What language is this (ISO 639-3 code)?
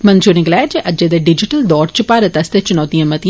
doi